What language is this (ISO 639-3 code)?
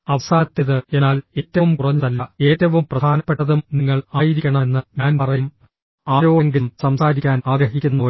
mal